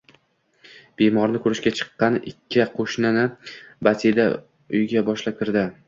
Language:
Uzbek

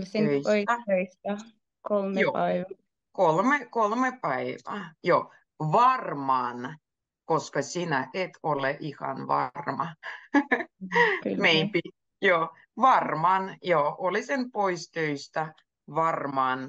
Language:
Finnish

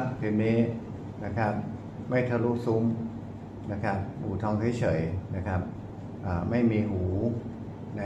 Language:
Thai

